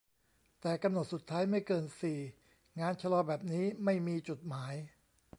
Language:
Thai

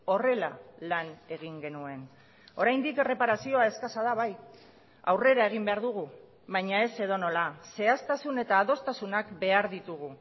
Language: Basque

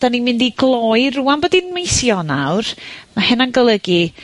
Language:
Welsh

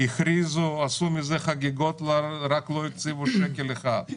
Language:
Hebrew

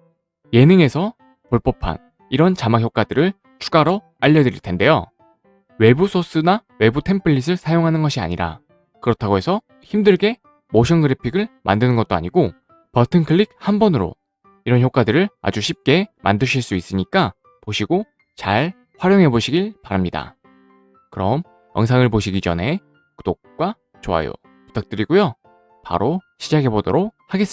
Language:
Korean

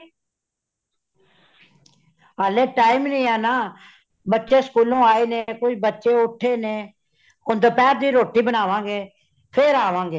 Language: Punjabi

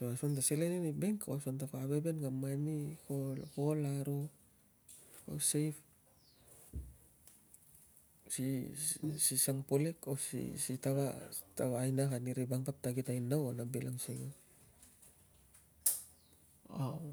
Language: Tungag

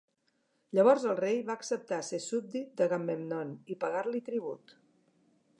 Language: Catalan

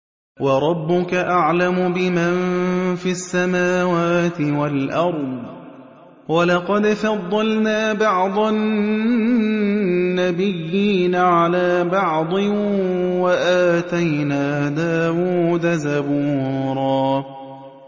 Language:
Arabic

